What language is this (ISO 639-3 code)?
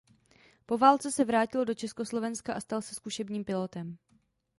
ces